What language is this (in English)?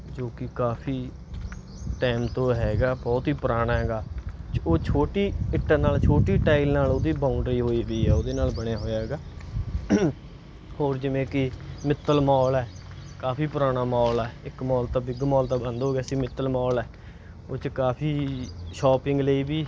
Punjabi